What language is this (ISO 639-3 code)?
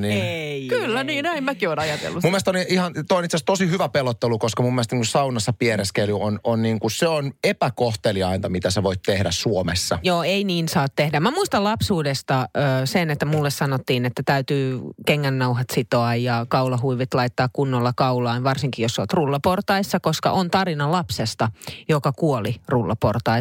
fin